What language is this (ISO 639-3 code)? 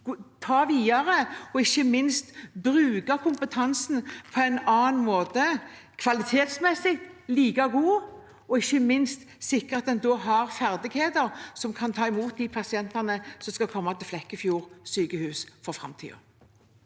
nor